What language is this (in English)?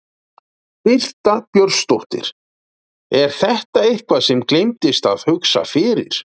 Icelandic